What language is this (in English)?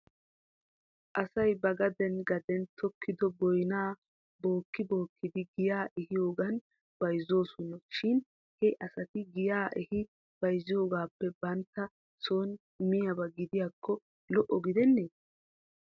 Wolaytta